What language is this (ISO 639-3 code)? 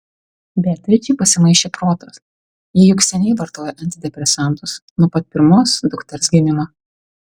lit